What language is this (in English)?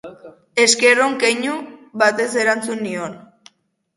Basque